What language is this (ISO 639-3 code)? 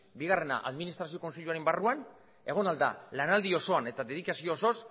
eus